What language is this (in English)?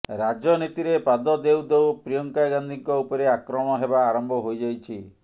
Odia